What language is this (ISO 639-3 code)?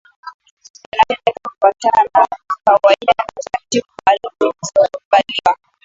swa